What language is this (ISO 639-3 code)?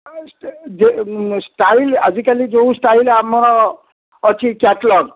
ori